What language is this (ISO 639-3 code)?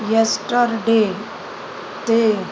snd